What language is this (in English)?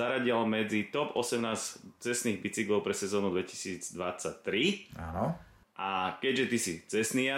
Slovak